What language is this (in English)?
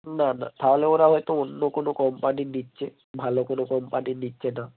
Bangla